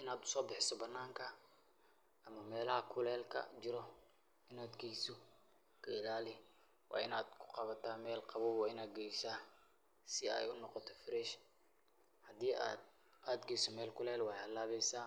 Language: Somali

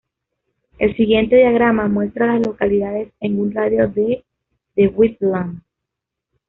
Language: Spanish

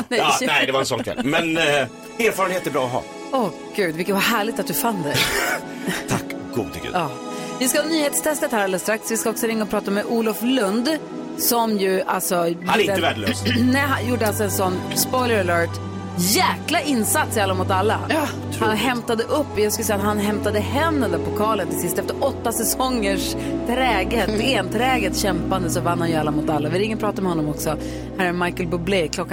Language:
Swedish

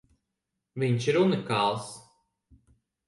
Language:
Latvian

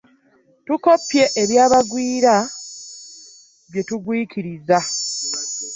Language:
Ganda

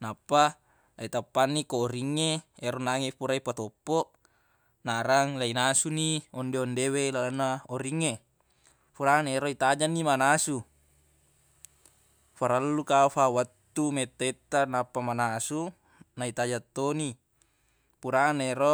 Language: Buginese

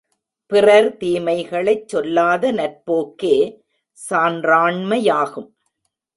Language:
Tamil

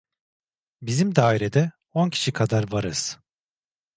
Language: Turkish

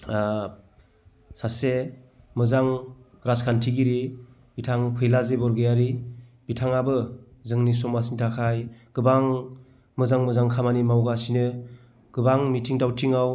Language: Bodo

